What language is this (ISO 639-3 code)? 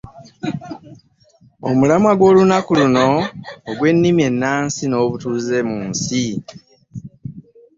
lug